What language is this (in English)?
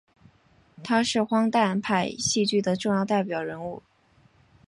Chinese